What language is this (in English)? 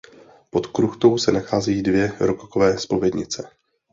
Czech